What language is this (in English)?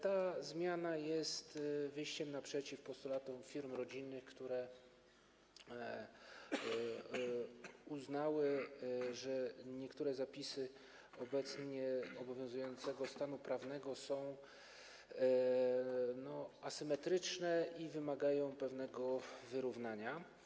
Polish